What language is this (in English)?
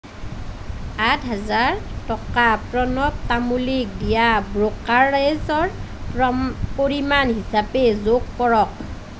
Assamese